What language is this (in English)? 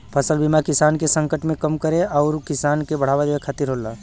Bhojpuri